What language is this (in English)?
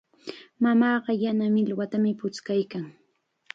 Chiquián Ancash Quechua